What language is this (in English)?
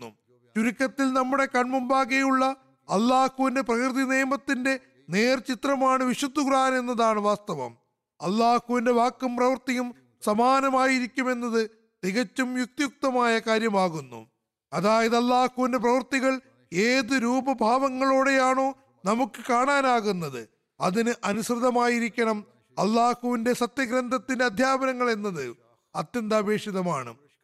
Malayalam